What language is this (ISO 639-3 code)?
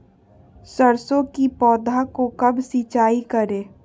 mag